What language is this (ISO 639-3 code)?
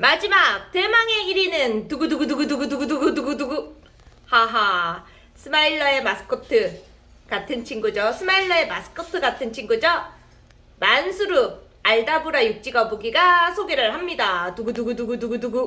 kor